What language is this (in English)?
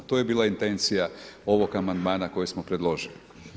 Croatian